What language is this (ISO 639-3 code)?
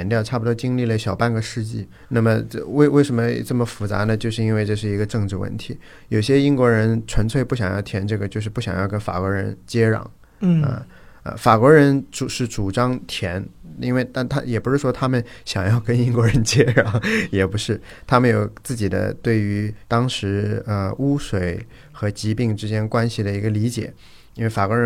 zho